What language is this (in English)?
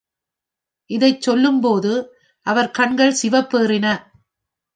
Tamil